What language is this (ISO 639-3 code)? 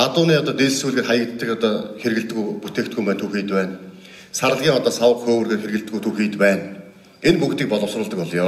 tur